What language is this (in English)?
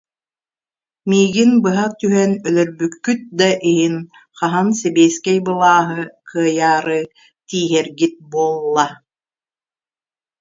Yakut